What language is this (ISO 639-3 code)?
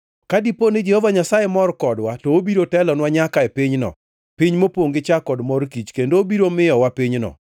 luo